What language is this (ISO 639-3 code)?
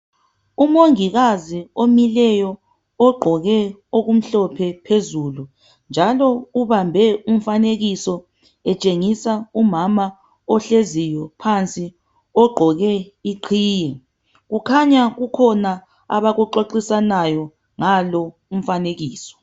nde